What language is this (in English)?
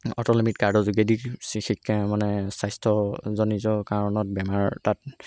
Assamese